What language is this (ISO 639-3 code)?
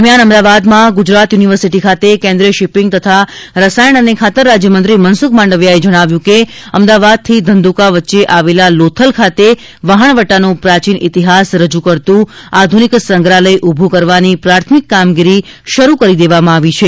guj